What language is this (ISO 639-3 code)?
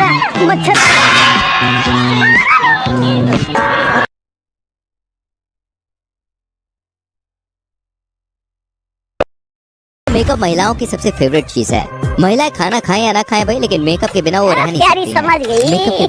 hin